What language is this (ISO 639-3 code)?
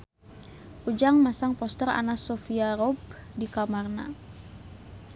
sun